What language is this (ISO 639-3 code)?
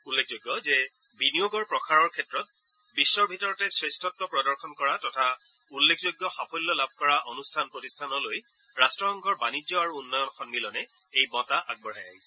asm